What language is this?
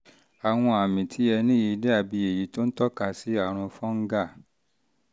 Yoruba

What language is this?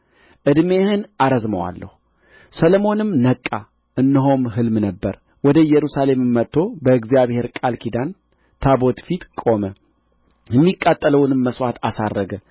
Amharic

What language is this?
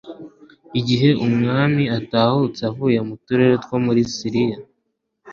Kinyarwanda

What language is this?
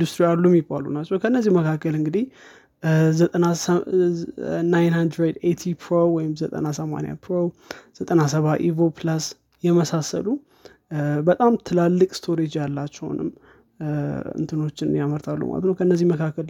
Amharic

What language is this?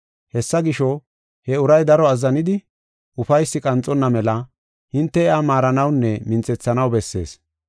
Gofa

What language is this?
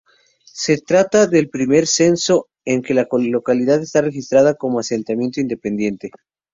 Spanish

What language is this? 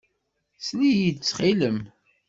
Kabyle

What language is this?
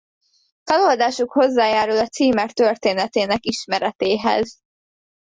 Hungarian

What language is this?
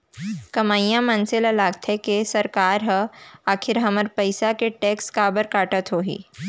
Chhattisgarhi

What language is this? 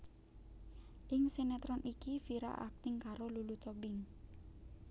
Javanese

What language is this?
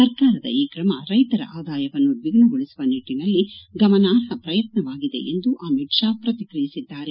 Kannada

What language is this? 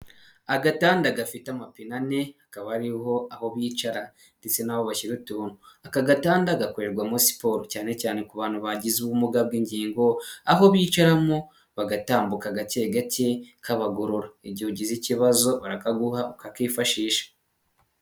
Kinyarwanda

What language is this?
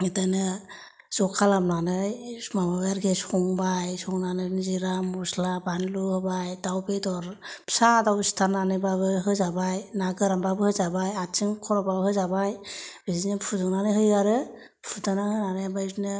Bodo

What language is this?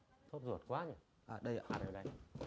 Vietnamese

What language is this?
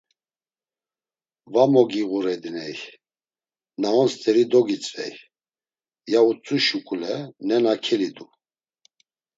Laz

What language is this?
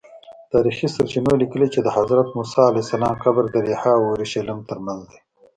Pashto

